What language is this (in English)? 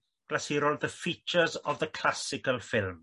Welsh